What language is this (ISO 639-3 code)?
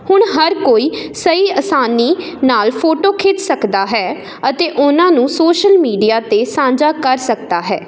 pan